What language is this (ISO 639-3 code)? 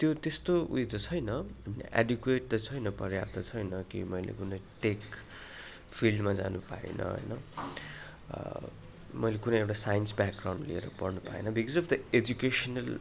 nep